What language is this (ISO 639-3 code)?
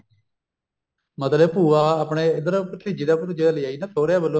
pan